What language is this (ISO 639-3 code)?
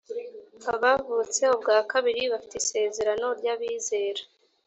kin